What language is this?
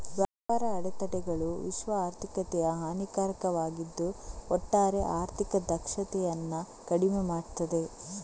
Kannada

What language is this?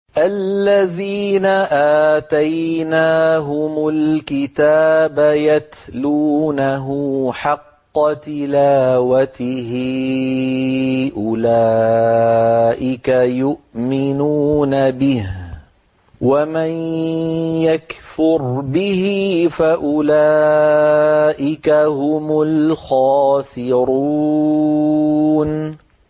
Arabic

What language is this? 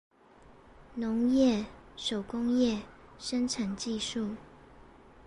Chinese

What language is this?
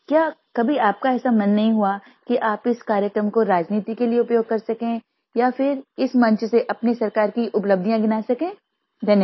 Hindi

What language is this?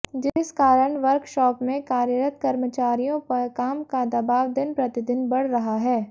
Hindi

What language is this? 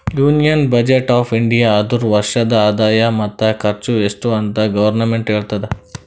Kannada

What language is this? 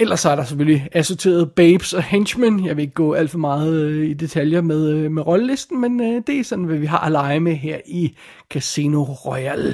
Danish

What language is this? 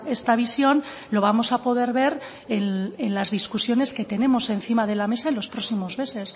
Spanish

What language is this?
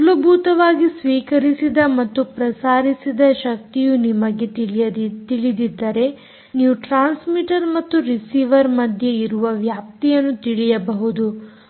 Kannada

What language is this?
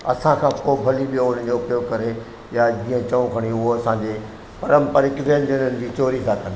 Sindhi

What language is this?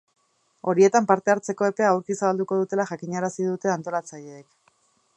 Basque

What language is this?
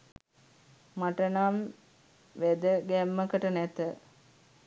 Sinhala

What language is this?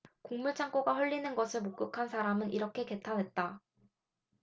Korean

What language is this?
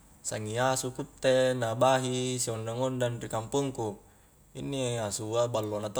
Highland Konjo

